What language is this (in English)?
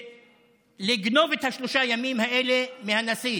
Hebrew